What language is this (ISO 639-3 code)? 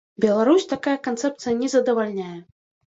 bel